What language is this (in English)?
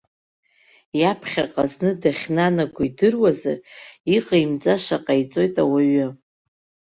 Abkhazian